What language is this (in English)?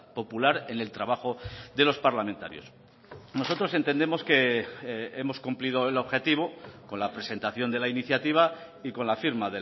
Spanish